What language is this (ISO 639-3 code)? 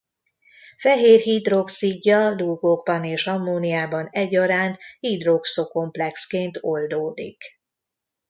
hun